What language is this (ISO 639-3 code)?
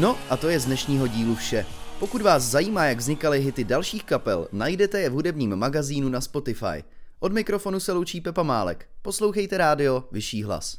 ces